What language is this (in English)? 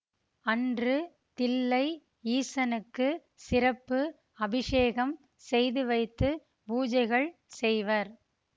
Tamil